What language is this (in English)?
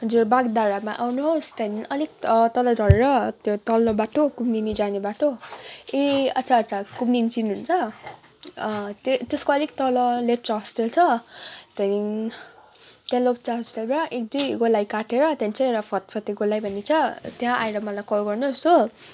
Nepali